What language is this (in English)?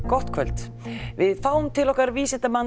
Icelandic